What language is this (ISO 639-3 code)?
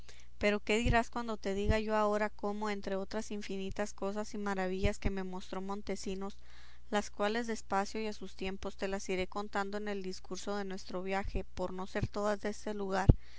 spa